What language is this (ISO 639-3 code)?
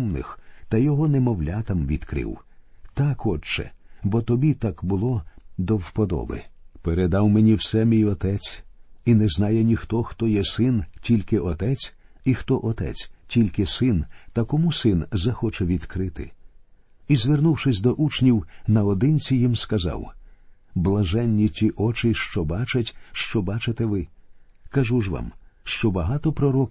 ukr